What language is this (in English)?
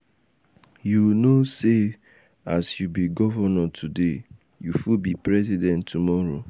Nigerian Pidgin